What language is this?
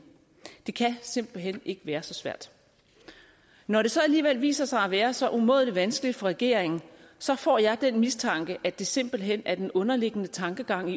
Danish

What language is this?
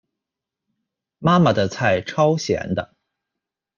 Chinese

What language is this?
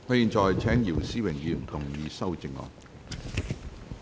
Cantonese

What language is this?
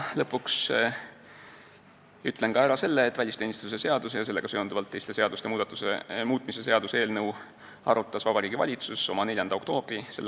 Estonian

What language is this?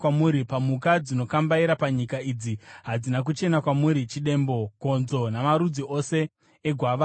Shona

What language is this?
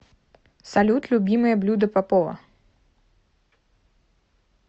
Russian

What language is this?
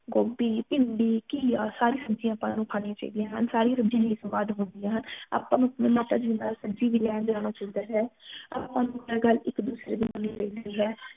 Punjabi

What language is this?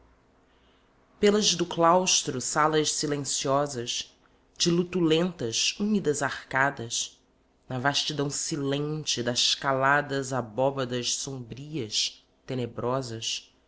Portuguese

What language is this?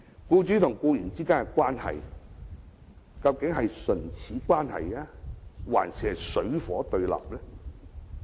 Cantonese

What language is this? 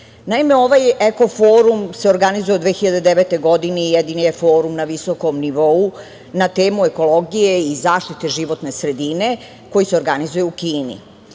Serbian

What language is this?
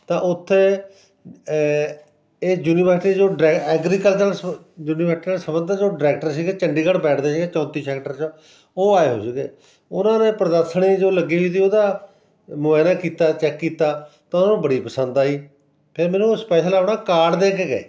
Punjabi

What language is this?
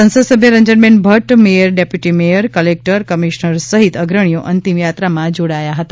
Gujarati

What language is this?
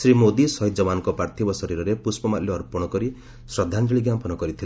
Odia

